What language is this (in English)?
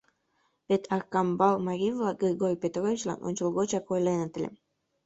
Mari